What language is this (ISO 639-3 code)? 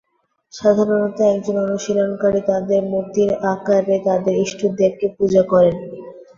ben